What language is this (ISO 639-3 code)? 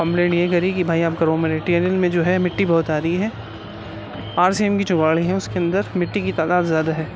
urd